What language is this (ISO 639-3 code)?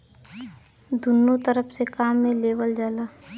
bho